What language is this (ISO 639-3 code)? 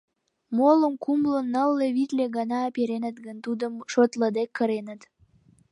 chm